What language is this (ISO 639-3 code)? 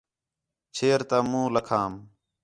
xhe